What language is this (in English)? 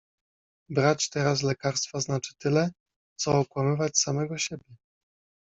Polish